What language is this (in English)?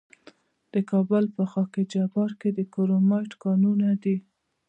Pashto